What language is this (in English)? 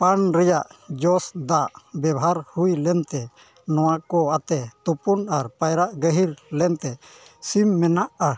Santali